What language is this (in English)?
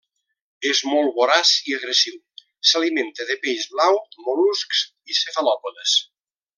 Catalan